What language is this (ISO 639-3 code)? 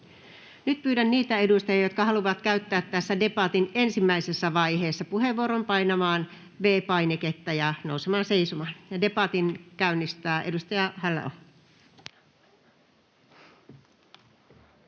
fin